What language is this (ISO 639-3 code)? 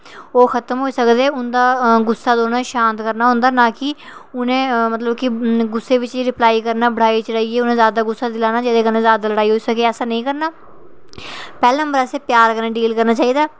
doi